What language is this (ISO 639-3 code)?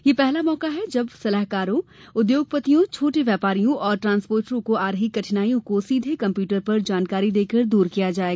hin